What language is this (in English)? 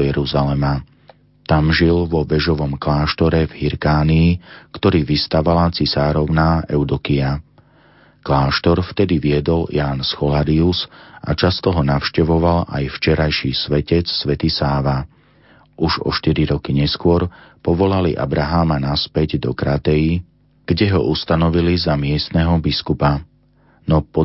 Slovak